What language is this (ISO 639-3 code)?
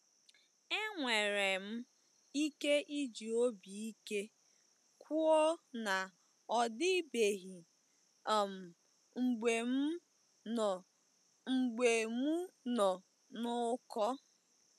ibo